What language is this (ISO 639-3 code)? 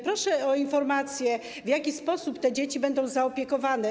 pol